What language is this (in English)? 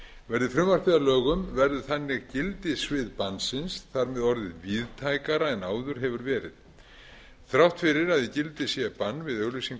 Icelandic